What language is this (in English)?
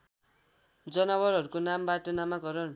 Nepali